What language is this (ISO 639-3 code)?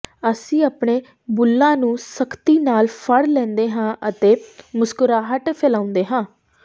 pan